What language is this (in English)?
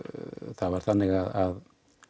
Icelandic